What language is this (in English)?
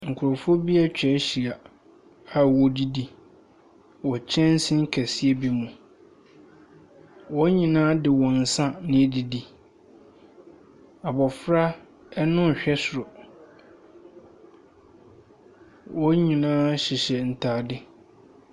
Akan